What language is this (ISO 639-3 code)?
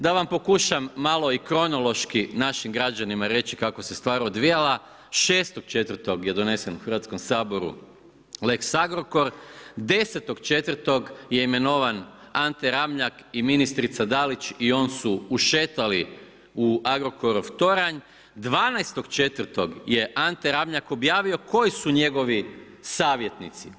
hrv